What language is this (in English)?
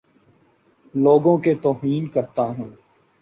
Urdu